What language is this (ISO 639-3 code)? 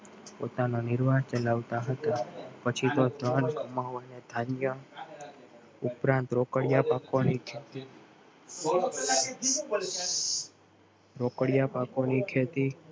guj